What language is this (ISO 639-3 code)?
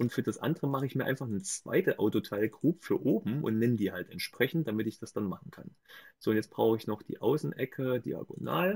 deu